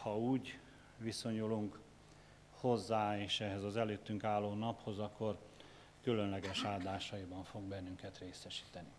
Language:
Hungarian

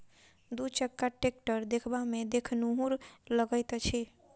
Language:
Maithili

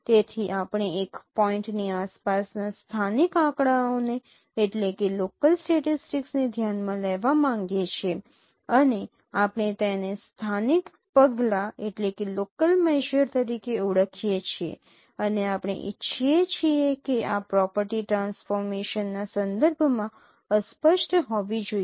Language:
Gujarati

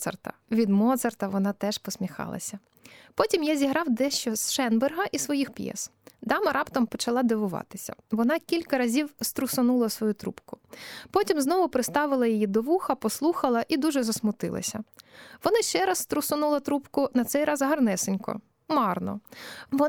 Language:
Ukrainian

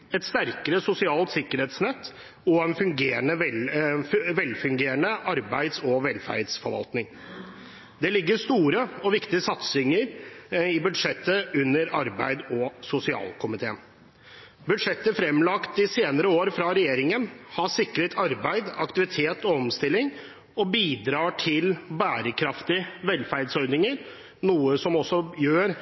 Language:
Norwegian Bokmål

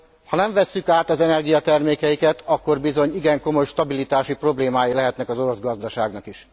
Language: Hungarian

